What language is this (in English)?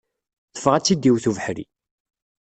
Kabyle